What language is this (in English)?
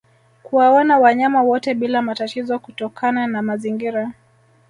Swahili